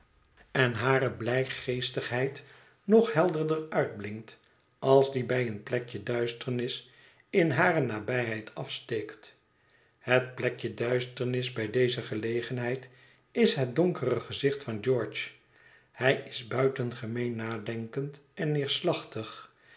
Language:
Dutch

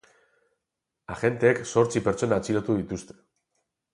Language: Basque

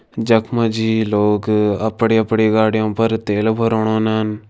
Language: Kumaoni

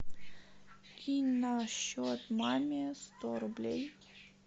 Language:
Russian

